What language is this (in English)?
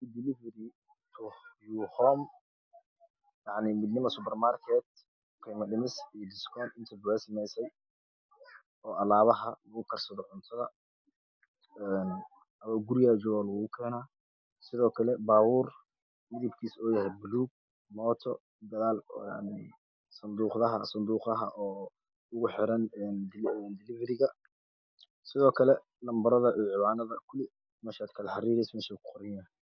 Somali